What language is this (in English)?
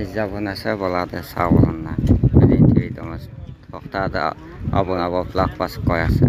Turkish